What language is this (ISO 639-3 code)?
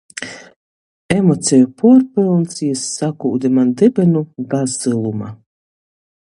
ltg